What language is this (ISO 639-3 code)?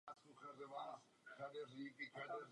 ces